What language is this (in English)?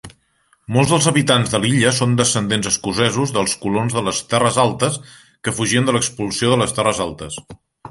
Catalan